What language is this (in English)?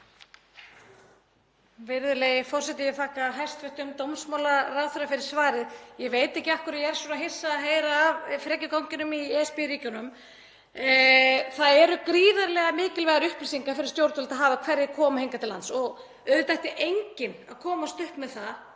Icelandic